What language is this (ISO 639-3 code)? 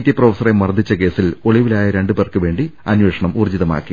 mal